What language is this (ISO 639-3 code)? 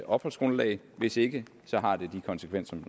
dan